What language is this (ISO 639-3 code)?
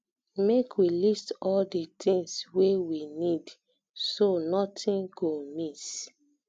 pcm